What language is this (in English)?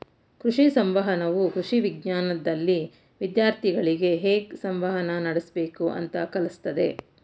Kannada